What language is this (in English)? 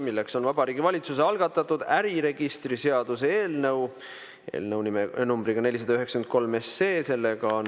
Estonian